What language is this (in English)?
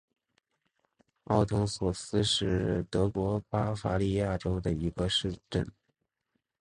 Chinese